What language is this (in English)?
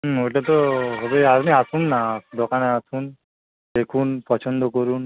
Bangla